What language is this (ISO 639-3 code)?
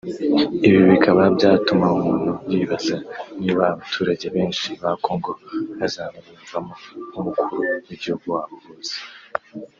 kin